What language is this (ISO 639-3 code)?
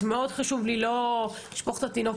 heb